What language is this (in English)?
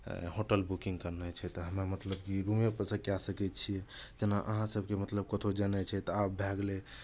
Maithili